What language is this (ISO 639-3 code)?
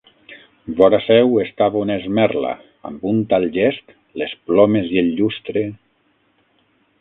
cat